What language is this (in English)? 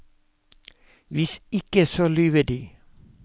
Norwegian